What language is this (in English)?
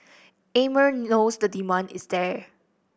English